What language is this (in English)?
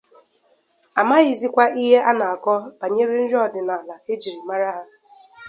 Igbo